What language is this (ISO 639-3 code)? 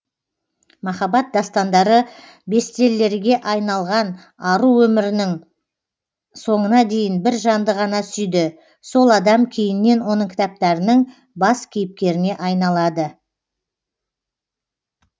kaz